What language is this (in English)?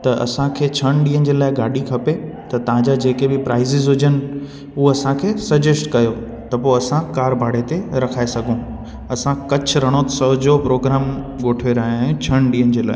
Sindhi